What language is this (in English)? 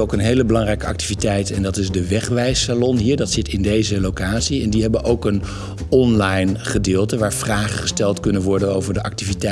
Dutch